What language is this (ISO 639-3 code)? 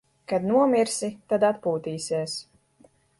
lav